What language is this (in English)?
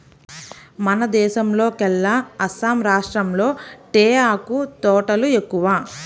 Telugu